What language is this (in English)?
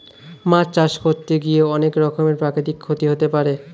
Bangla